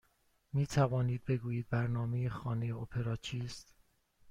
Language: Persian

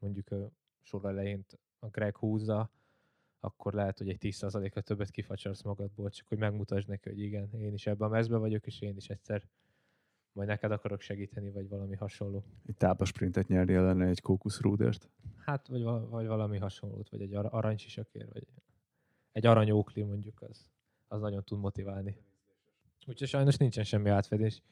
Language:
Hungarian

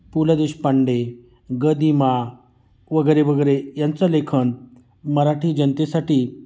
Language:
Marathi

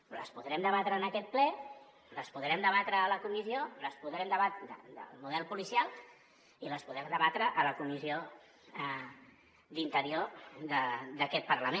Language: Catalan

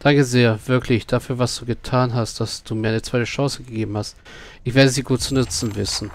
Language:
German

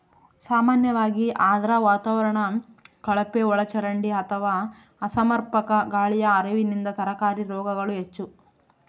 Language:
Kannada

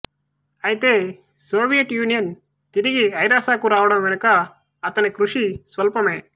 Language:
Telugu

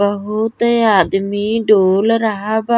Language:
Bhojpuri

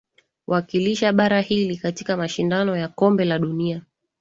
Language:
Swahili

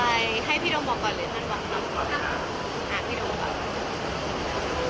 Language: Thai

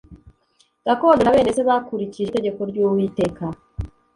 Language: Kinyarwanda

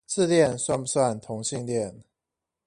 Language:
Chinese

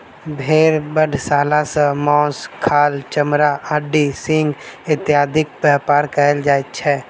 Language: Maithili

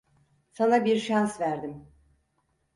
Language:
Turkish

